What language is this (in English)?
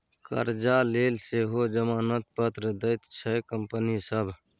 Maithili